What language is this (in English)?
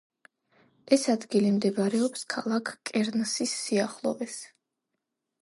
Georgian